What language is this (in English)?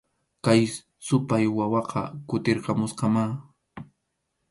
Arequipa-La Unión Quechua